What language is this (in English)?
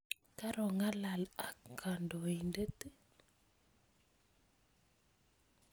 Kalenjin